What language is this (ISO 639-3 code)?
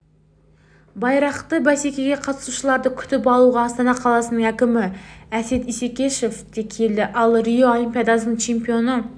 kaz